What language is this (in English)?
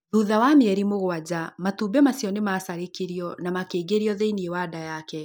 Kikuyu